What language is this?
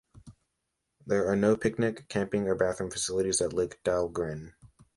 English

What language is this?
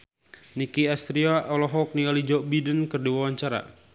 Sundanese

